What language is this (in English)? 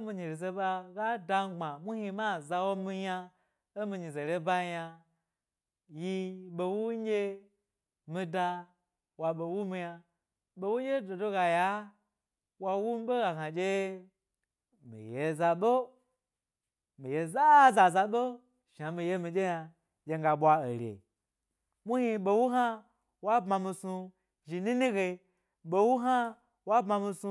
Gbari